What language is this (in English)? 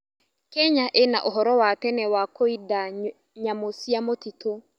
Kikuyu